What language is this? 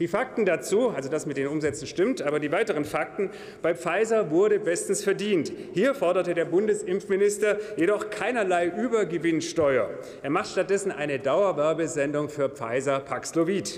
German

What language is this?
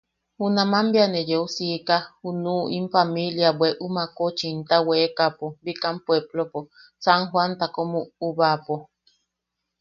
Yaqui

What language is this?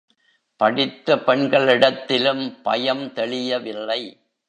Tamil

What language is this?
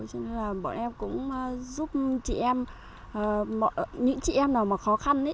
Vietnamese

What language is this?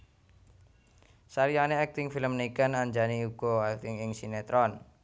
Javanese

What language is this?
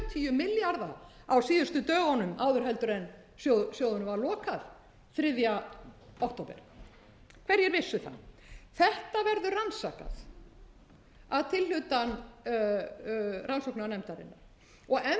Icelandic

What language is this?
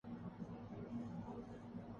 Urdu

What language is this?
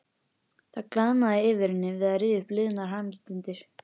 Icelandic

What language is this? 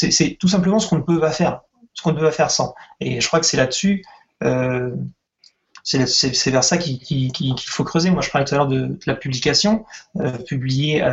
French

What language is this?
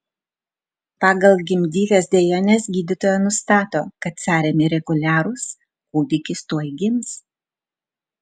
Lithuanian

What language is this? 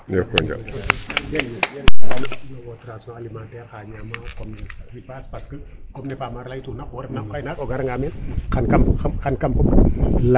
Serer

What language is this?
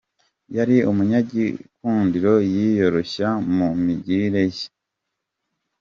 Kinyarwanda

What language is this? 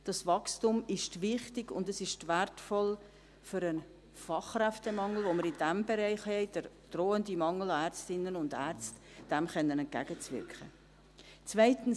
Swiss German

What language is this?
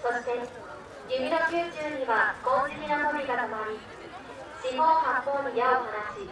Japanese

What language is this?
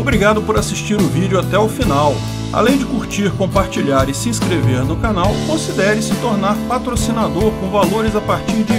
Portuguese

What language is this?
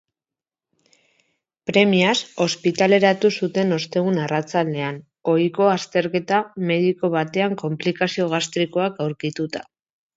Basque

